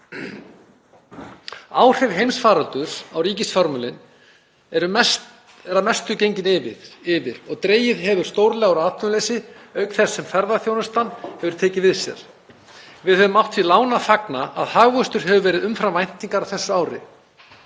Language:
Icelandic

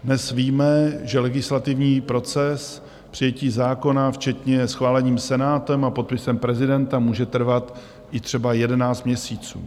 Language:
Czech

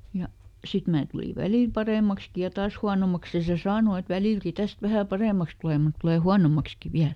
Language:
Finnish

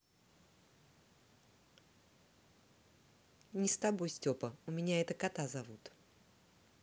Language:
Russian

